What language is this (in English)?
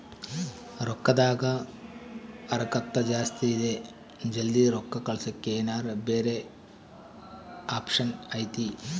Kannada